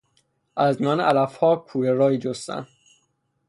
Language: Persian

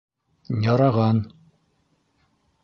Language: Bashkir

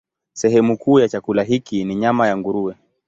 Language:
Swahili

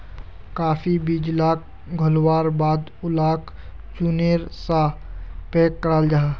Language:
Magahi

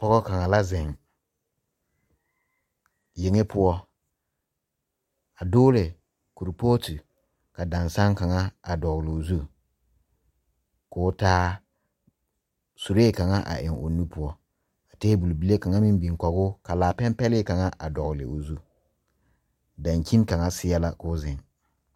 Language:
Southern Dagaare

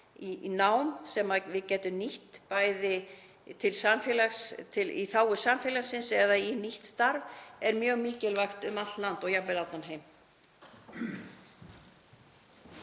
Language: Icelandic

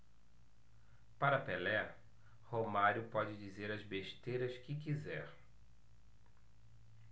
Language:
Portuguese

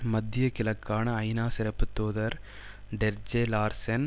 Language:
Tamil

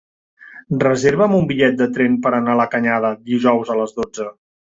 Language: Catalan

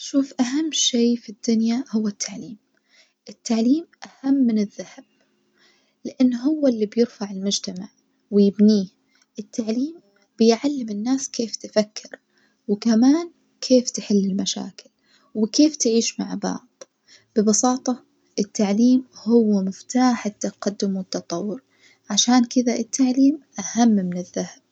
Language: Najdi Arabic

